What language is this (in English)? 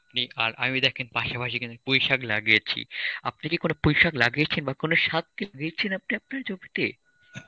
Bangla